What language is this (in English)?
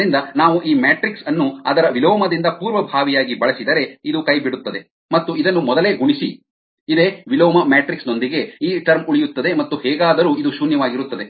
Kannada